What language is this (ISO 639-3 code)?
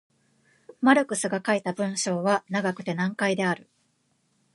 jpn